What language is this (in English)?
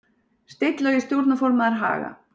Icelandic